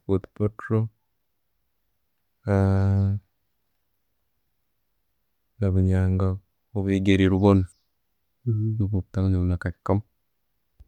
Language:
Tooro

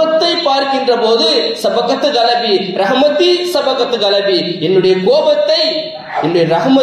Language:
Indonesian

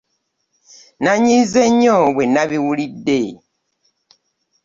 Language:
Ganda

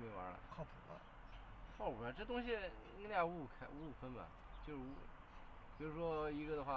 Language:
Chinese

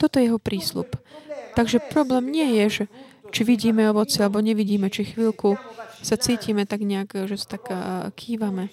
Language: Slovak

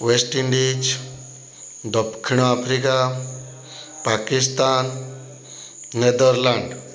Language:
Odia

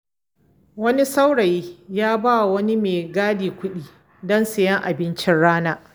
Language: Hausa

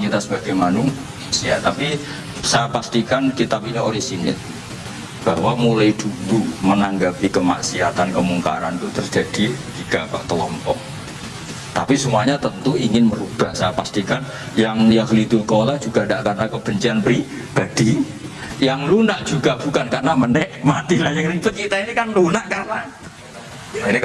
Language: Indonesian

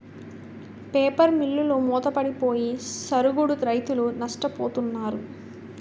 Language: Telugu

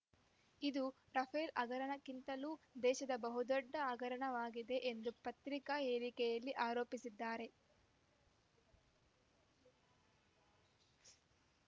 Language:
Kannada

